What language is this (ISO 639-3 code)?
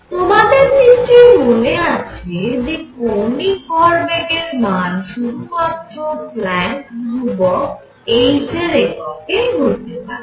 ben